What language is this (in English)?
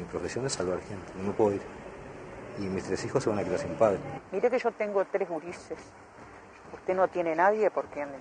Spanish